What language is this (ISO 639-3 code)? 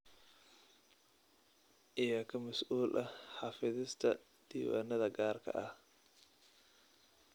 som